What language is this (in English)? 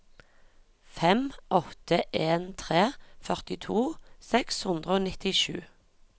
Norwegian